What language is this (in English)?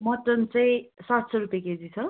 Nepali